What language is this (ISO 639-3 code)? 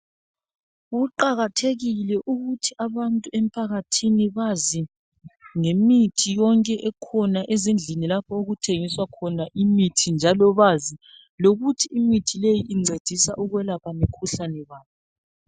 nde